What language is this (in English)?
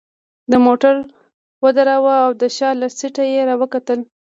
Pashto